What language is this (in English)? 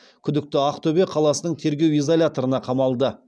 Kazakh